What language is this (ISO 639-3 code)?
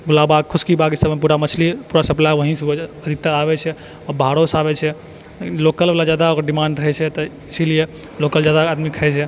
mai